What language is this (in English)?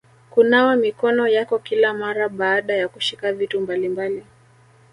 Swahili